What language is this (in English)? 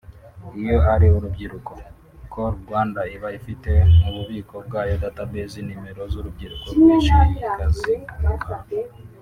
Kinyarwanda